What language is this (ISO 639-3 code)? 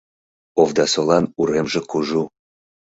chm